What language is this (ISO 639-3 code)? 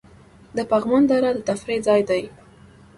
pus